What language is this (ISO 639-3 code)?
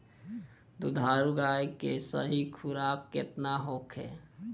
bho